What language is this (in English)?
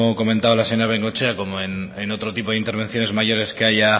Spanish